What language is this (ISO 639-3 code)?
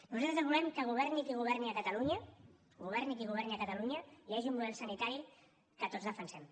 cat